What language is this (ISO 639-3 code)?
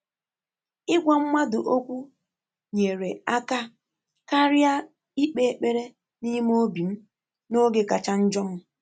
ibo